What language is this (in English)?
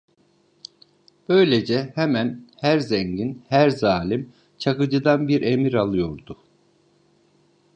Turkish